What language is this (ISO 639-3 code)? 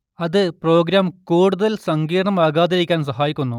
mal